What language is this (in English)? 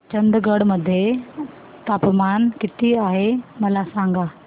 Marathi